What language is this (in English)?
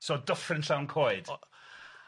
Welsh